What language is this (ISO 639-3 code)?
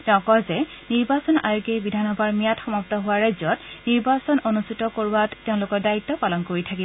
asm